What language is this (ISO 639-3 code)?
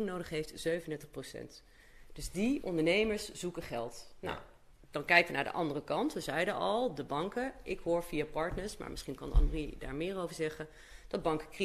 nld